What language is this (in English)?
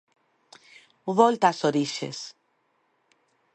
Galician